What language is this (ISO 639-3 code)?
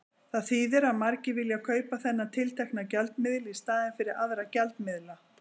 isl